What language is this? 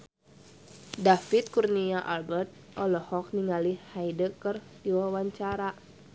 Sundanese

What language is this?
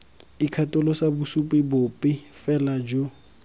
Tswana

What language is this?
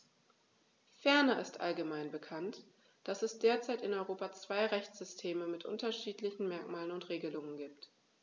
German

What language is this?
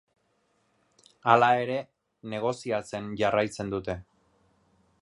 Basque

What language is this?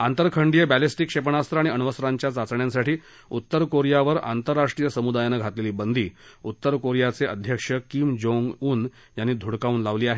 Marathi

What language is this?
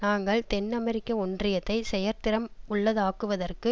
Tamil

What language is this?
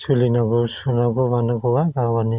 Bodo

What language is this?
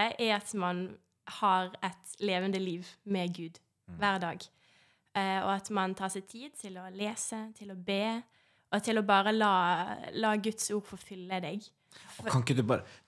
Norwegian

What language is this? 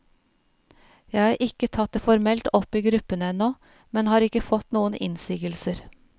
Norwegian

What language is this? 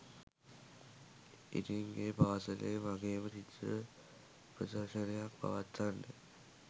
Sinhala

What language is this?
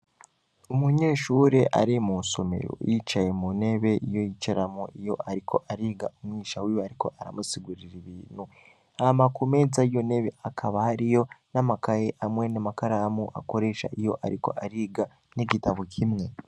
Rundi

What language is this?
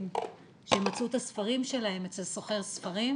Hebrew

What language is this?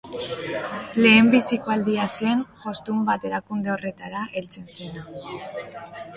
Basque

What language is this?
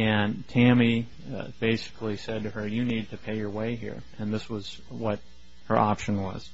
English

